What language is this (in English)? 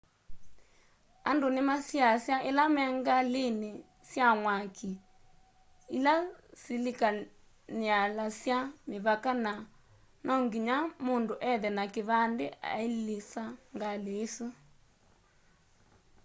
Kamba